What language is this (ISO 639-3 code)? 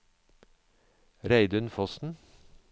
nor